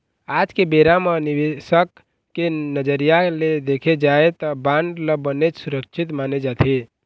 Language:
Chhattisgarhi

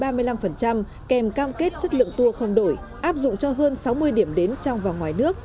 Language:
Vietnamese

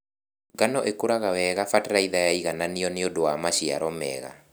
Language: Kikuyu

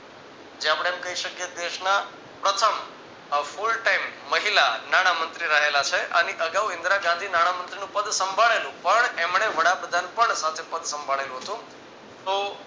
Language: Gujarati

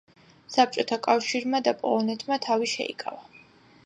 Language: Georgian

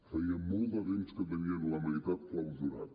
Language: Catalan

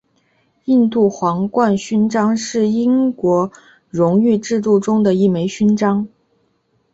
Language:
Chinese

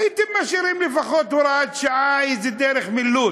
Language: Hebrew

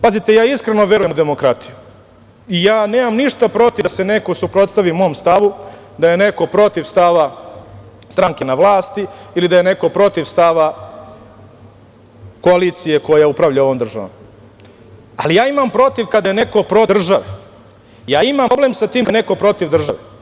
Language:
Serbian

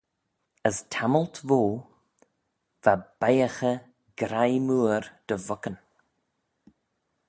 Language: Manx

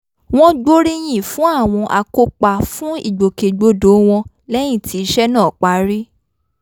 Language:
Yoruba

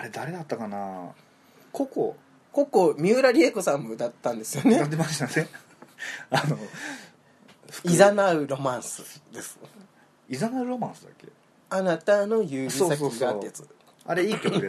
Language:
Japanese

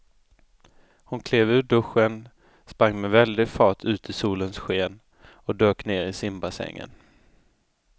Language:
Swedish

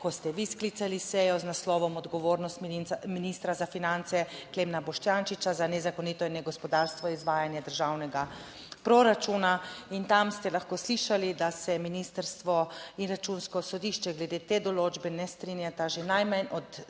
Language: Slovenian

